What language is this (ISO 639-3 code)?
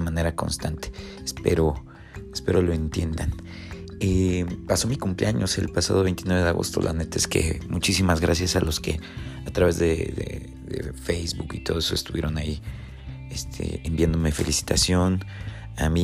spa